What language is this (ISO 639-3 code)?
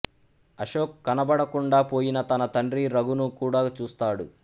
tel